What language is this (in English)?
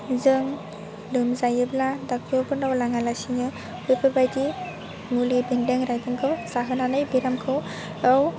Bodo